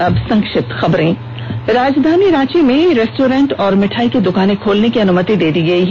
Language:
Hindi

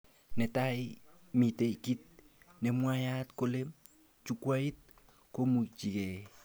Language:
Kalenjin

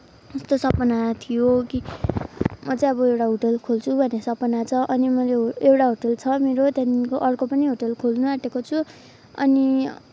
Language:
Nepali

